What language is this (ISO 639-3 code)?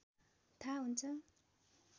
nep